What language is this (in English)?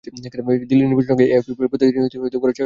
Bangla